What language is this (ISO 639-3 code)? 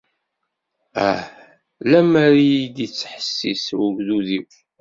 kab